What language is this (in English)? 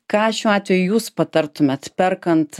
Lithuanian